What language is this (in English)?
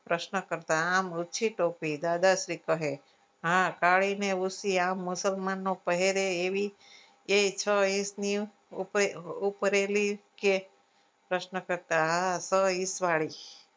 Gujarati